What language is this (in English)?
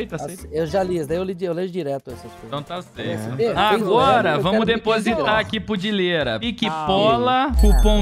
Portuguese